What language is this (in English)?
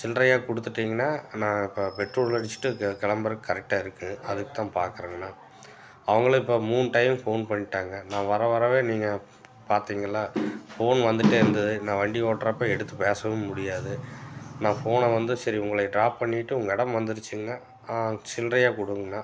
Tamil